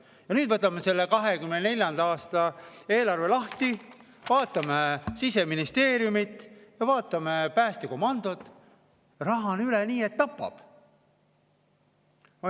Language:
Estonian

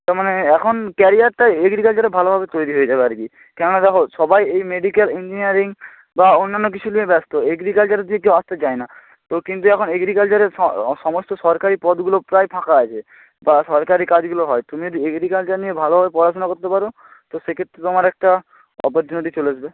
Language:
Bangla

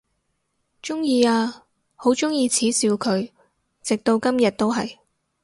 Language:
Cantonese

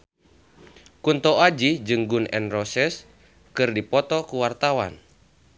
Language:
Sundanese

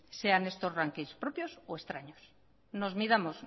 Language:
Spanish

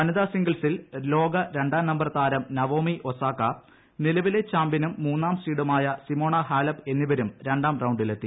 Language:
Malayalam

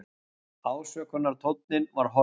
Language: Icelandic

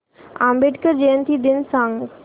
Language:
Marathi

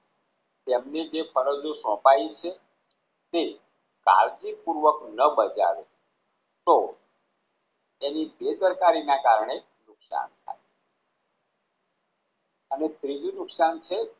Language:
Gujarati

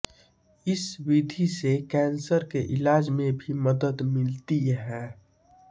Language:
Hindi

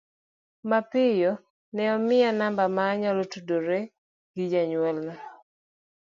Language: Luo (Kenya and Tanzania)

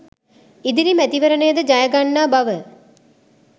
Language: Sinhala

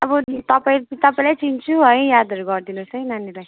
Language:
Nepali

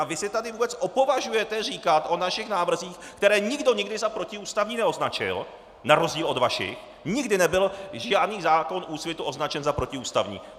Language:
Czech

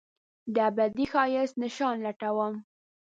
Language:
Pashto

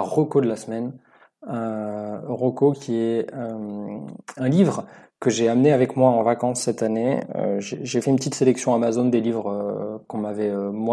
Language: French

